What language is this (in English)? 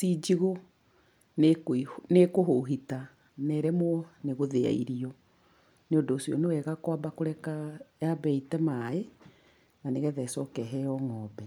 Kikuyu